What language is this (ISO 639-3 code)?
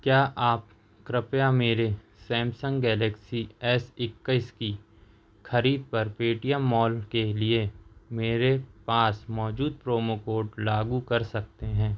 hin